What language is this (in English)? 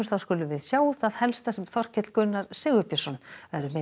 Icelandic